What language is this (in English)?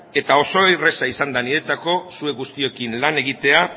Basque